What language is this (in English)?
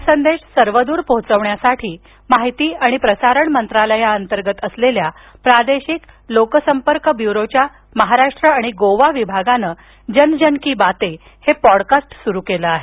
Marathi